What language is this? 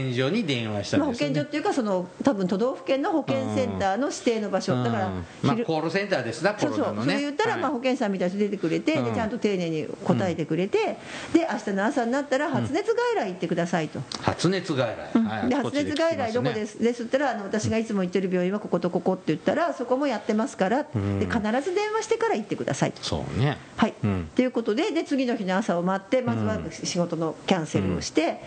Japanese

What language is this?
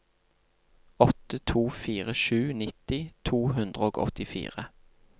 Norwegian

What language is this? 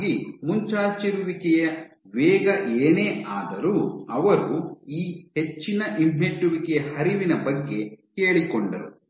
Kannada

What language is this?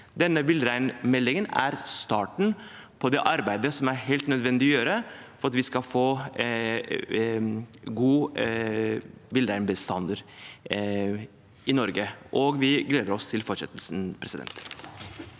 Norwegian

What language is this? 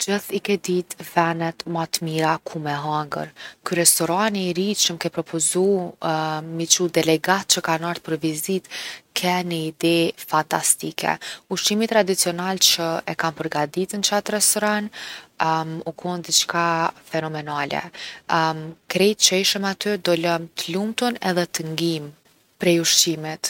Gheg Albanian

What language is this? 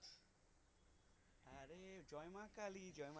Bangla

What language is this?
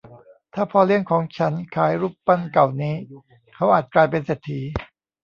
Thai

